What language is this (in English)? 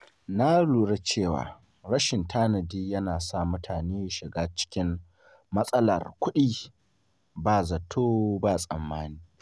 Hausa